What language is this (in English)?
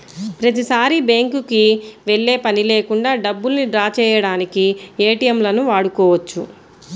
Telugu